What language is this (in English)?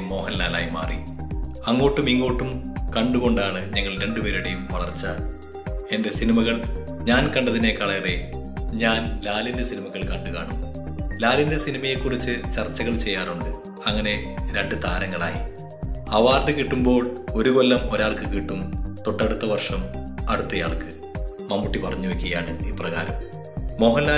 Hindi